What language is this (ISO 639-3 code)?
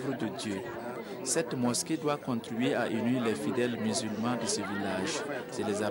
fra